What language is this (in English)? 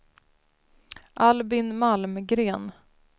Swedish